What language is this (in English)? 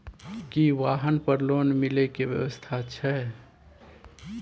Maithili